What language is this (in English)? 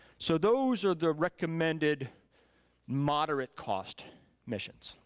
English